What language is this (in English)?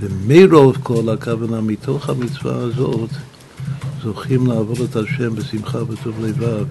Hebrew